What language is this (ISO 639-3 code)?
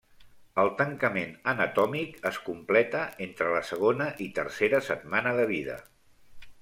cat